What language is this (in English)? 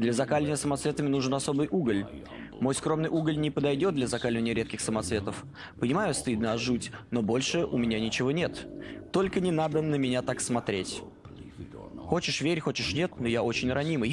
Russian